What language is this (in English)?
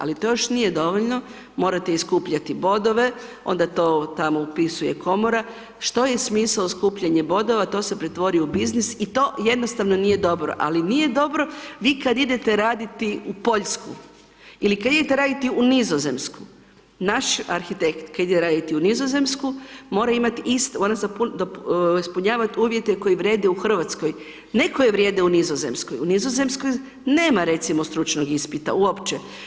Croatian